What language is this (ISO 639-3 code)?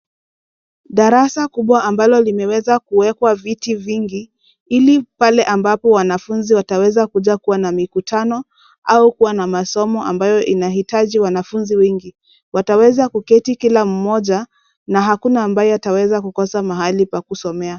swa